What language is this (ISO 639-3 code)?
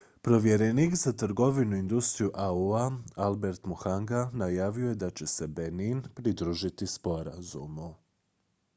hrv